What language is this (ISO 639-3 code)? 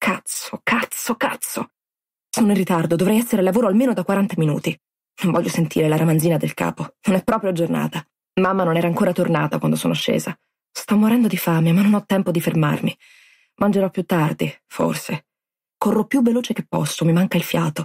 ita